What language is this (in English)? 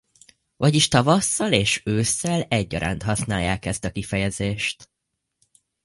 Hungarian